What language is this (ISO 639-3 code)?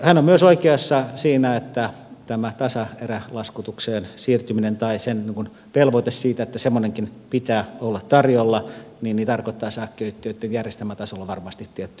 fin